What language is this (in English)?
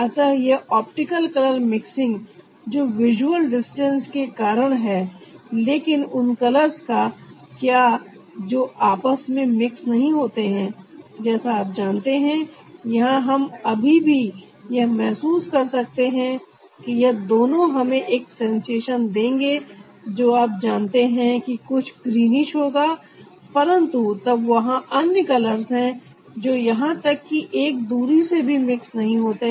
Hindi